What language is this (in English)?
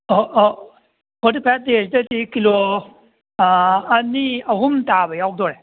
Manipuri